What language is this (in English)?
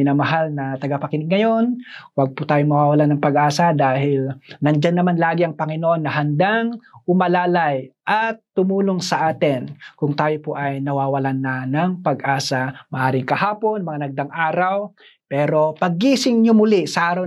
Filipino